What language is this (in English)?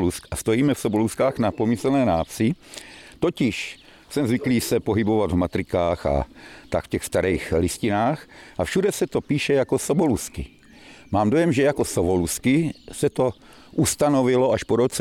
Czech